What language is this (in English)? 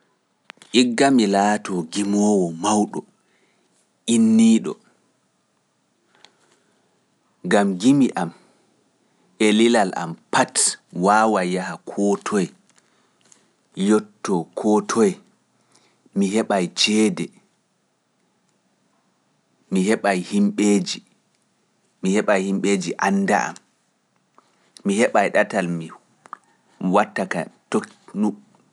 Pular